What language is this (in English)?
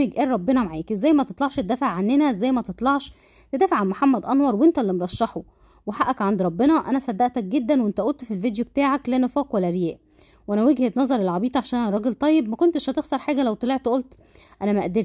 Arabic